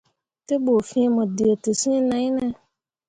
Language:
Mundang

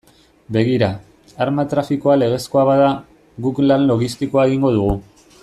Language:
Basque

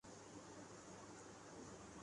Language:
Urdu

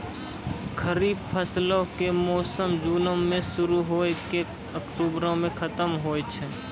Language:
Maithili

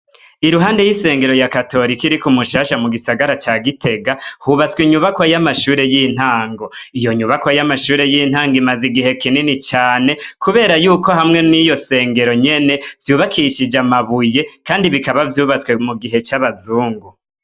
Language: Rundi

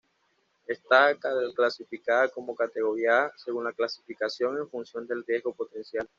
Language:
Spanish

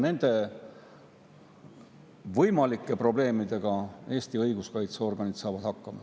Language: Estonian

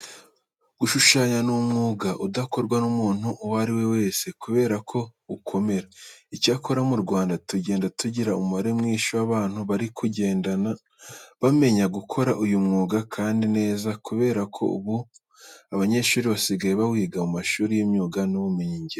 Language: Kinyarwanda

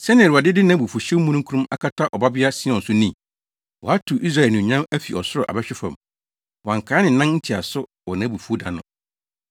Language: Akan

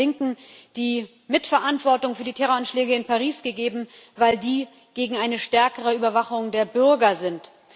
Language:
German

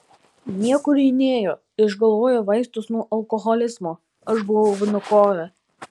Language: Lithuanian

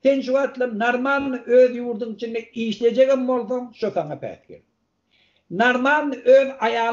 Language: Turkish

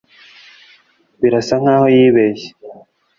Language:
Kinyarwanda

